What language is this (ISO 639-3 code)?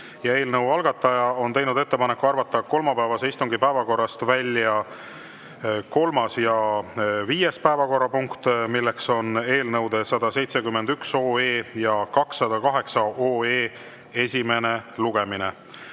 est